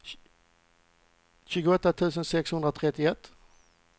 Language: Swedish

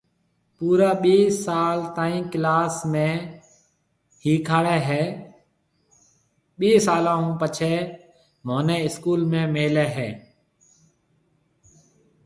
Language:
Marwari (Pakistan)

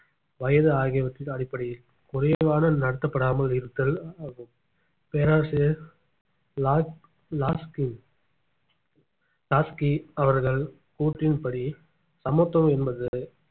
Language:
Tamil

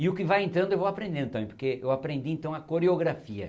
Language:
Portuguese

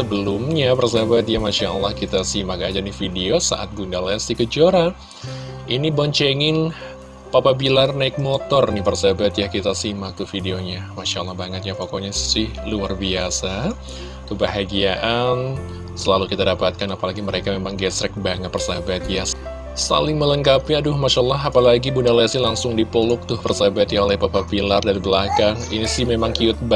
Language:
Indonesian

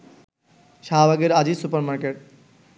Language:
Bangla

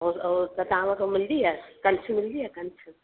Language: Sindhi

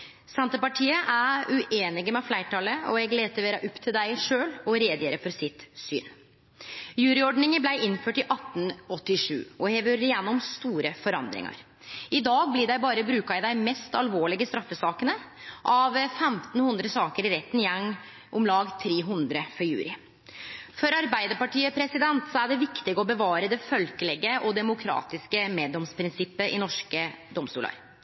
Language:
Norwegian Nynorsk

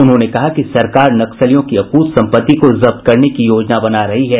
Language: Hindi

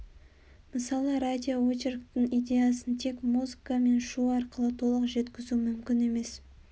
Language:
Kazakh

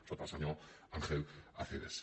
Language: Catalan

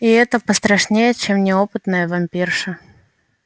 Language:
Russian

